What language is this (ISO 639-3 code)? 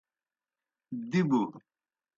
plk